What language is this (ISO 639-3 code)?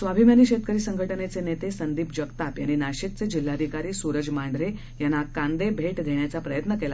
mar